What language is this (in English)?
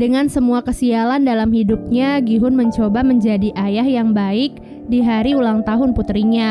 Indonesian